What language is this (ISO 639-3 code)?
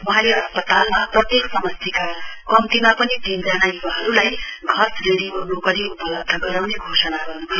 nep